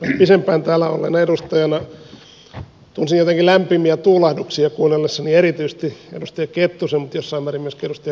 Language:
Finnish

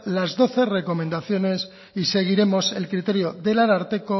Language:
Spanish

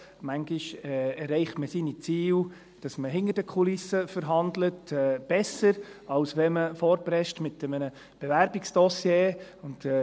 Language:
Swiss German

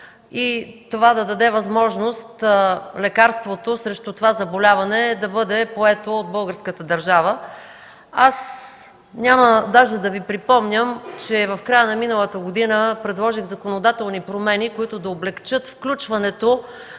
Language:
Bulgarian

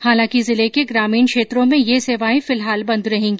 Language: Hindi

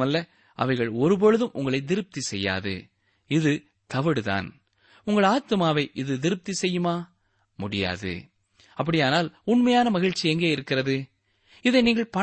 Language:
Tamil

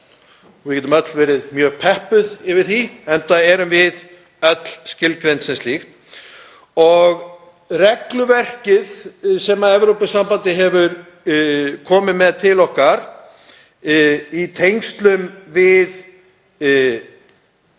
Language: Icelandic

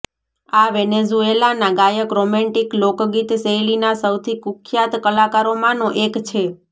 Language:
Gujarati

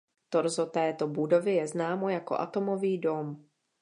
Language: Czech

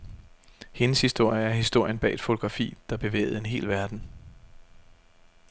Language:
Danish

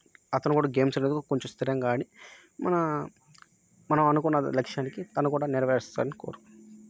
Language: Telugu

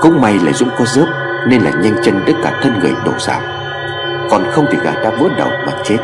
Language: Vietnamese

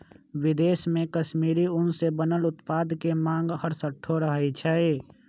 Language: Magahi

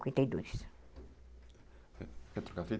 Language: Portuguese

